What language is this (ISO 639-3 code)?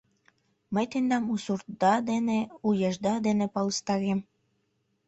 chm